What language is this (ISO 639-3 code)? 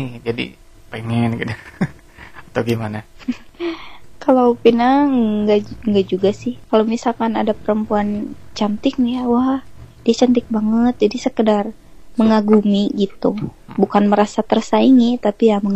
ind